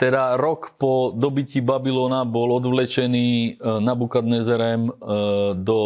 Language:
Slovak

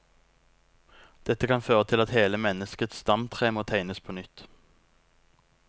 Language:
Norwegian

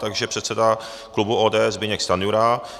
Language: Czech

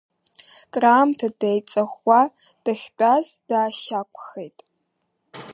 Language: Abkhazian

